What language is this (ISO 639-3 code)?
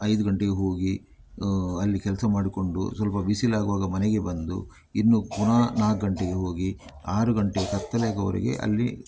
kan